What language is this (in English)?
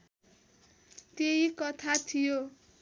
Nepali